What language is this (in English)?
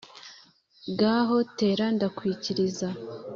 Kinyarwanda